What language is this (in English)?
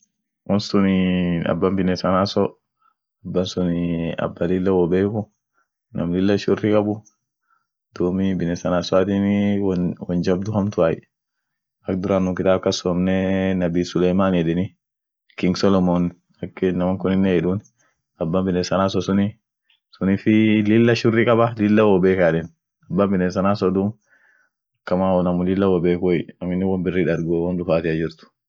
Orma